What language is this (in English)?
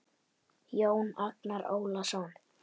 Icelandic